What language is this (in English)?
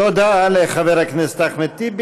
Hebrew